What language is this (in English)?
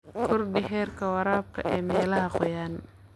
Somali